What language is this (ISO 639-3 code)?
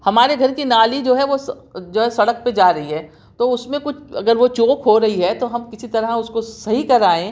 urd